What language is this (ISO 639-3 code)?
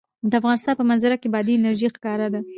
pus